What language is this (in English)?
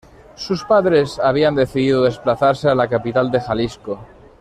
Spanish